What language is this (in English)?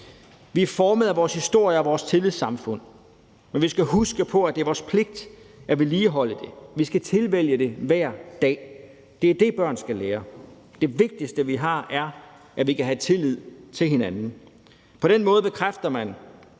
Danish